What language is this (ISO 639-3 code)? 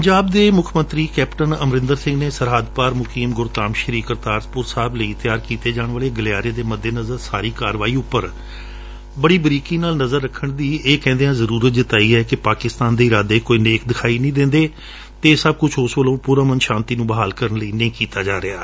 pan